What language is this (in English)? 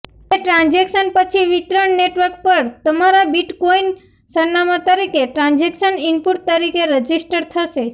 Gujarati